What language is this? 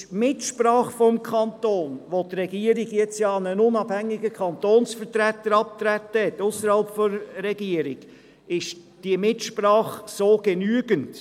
Swiss German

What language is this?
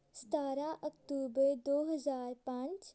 Punjabi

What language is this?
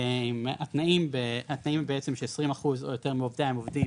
Hebrew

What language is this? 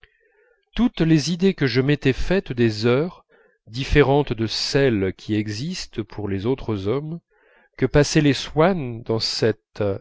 French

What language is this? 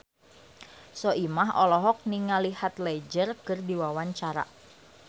Sundanese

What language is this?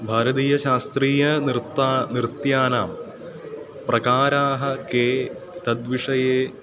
Sanskrit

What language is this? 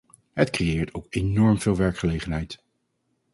Dutch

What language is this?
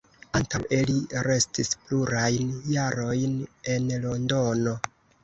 Esperanto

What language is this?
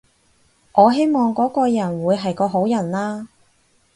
Cantonese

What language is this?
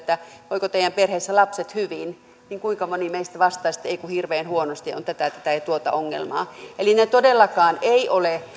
Finnish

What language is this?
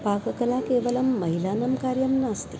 Sanskrit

